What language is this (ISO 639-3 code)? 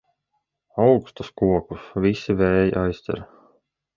lav